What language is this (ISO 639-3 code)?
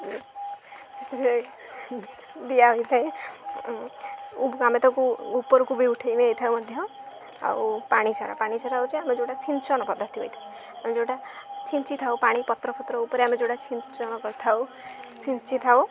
ori